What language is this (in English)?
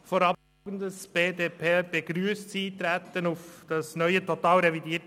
Swiss German